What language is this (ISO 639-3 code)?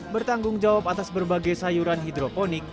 ind